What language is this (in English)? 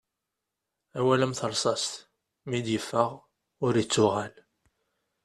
Kabyle